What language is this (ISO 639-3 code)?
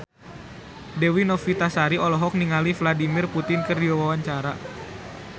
sun